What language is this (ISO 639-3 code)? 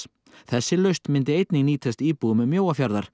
isl